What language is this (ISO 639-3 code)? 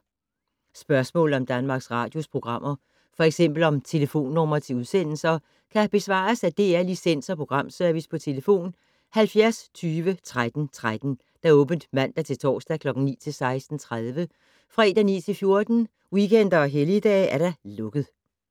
dan